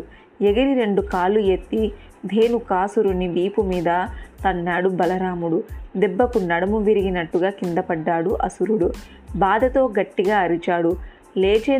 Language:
Telugu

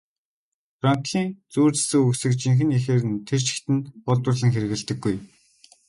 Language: Mongolian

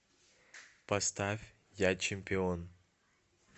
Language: Russian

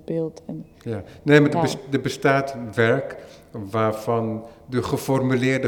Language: Dutch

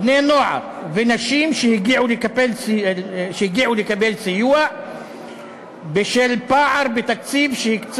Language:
Hebrew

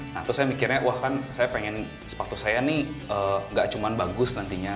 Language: Indonesian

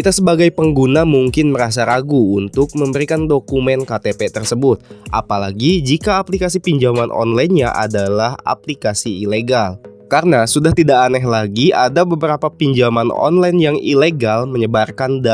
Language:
Indonesian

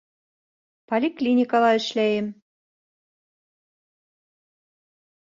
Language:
Bashkir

